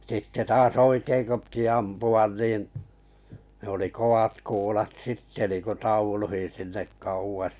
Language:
Finnish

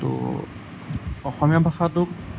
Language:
Assamese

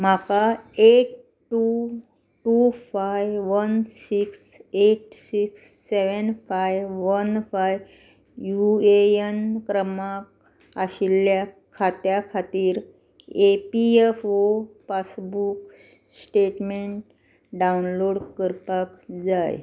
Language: Konkani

